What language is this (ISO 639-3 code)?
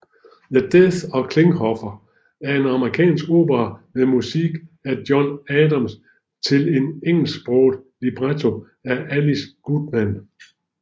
dan